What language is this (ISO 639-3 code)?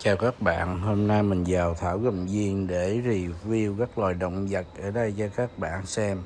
vie